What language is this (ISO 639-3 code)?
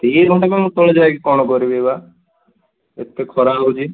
ori